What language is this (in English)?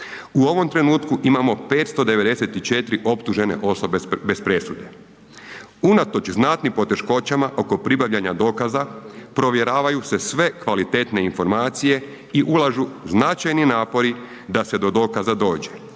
Croatian